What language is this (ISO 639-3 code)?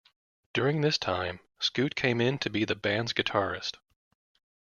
eng